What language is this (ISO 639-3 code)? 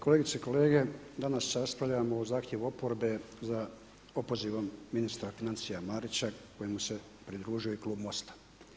hrv